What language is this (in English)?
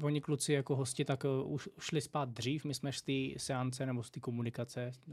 Czech